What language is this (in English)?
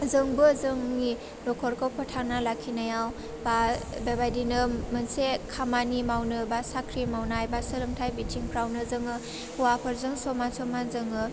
Bodo